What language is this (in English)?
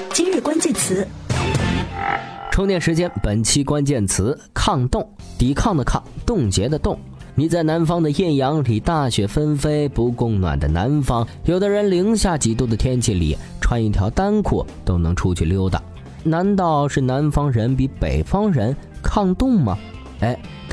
Chinese